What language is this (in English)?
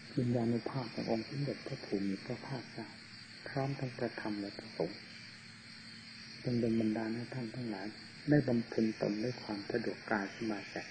Thai